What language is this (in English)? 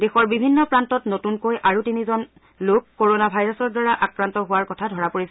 Assamese